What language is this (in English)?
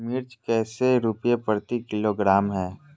Magahi